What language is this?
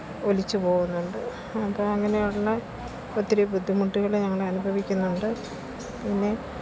Malayalam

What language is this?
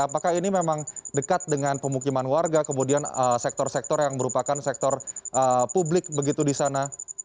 Indonesian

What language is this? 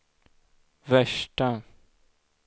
Swedish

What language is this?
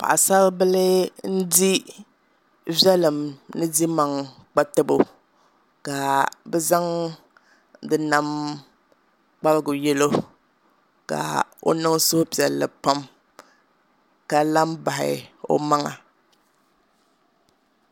Dagbani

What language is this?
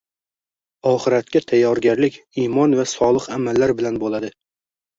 Uzbek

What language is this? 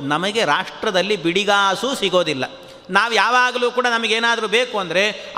Kannada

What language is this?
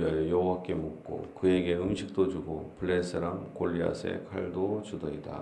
Korean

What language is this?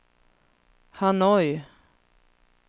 Swedish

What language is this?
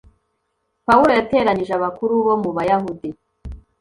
Kinyarwanda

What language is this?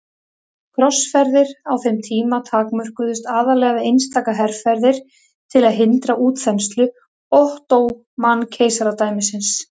Icelandic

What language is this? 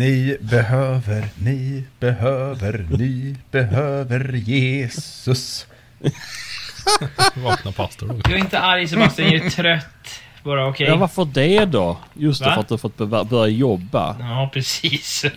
Swedish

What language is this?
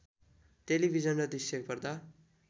Nepali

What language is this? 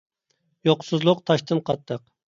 Uyghur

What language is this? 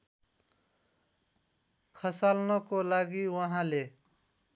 Nepali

